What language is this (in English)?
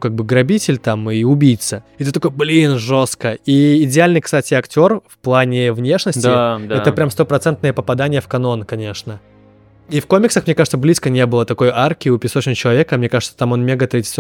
Russian